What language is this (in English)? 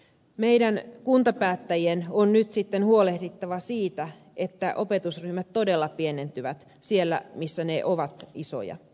Finnish